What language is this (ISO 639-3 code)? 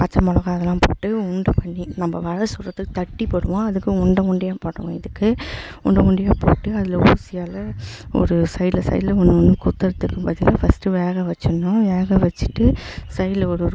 tam